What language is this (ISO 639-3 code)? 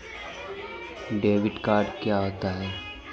hin